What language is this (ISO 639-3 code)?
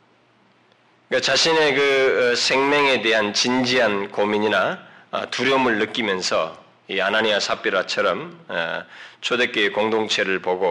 kor